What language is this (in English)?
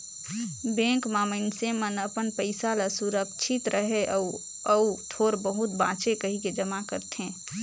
Chhattisgarhi